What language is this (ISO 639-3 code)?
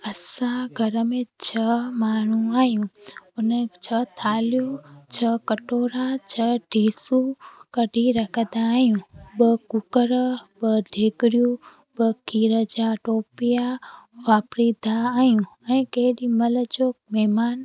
snd